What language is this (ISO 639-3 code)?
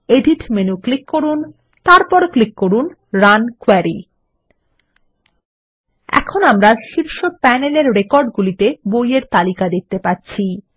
ben